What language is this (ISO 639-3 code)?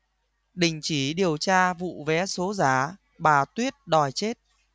vie